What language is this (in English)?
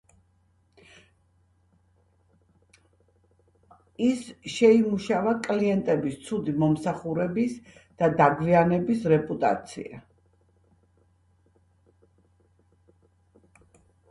Georgian